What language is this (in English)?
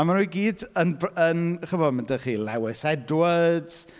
Welsh